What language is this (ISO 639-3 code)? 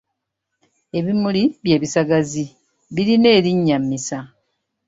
lug